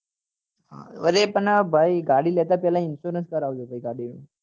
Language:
Gujarati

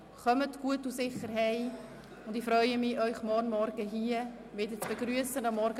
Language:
Swiss German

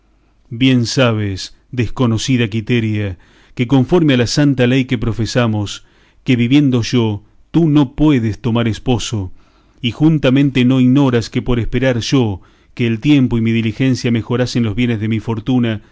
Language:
Spanish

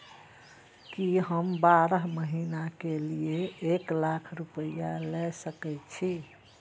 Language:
Maithili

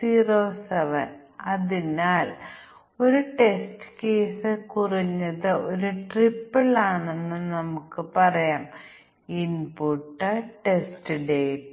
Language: Malayalam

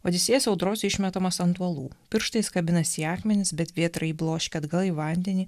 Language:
Lithuanian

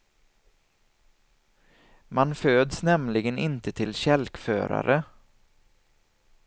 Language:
Swedish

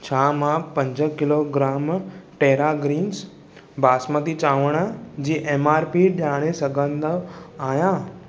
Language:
Sindhi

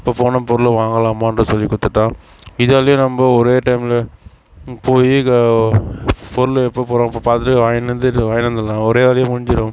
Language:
Tamil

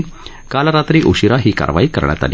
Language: Marathi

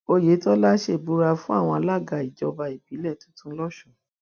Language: Yoruba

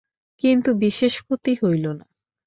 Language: Bangla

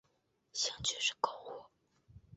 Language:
Chinese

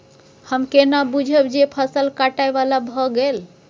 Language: Maithili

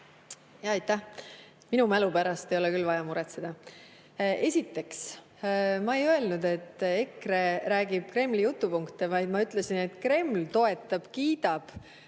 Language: Estonian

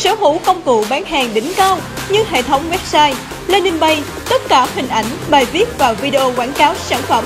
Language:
Vietnamese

